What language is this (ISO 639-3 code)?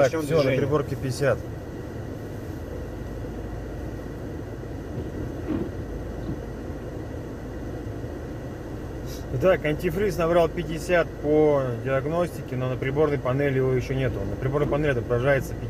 rus